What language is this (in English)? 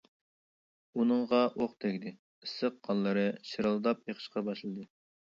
Uyghur